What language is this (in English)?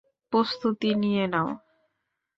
Bangla